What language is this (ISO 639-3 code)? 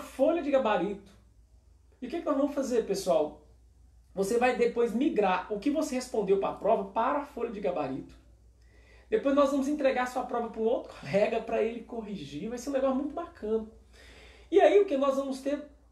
por